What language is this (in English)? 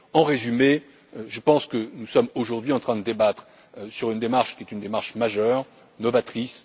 French